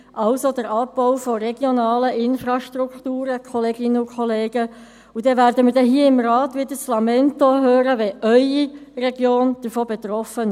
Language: Swiss German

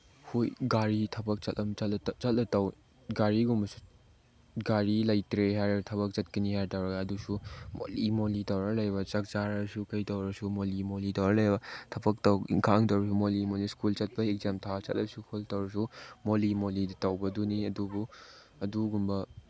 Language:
Manipuri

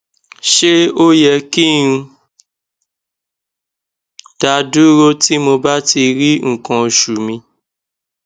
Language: Yoruba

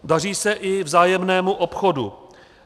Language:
Czech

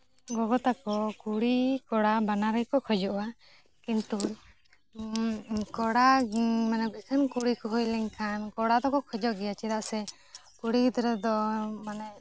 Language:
Santali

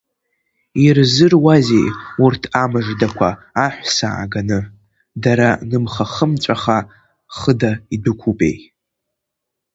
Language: Abkhazian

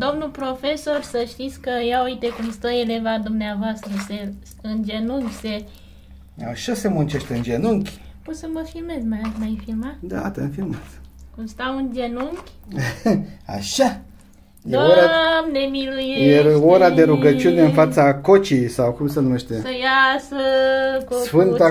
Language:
Romanian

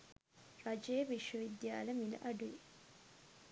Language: Sinhala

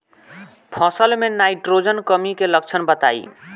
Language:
Bhojpuri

